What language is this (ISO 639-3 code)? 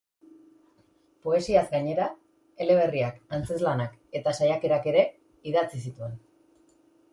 eus